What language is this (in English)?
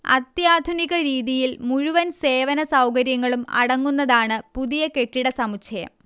Malayalam